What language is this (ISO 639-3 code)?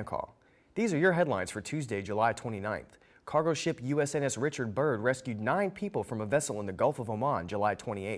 eng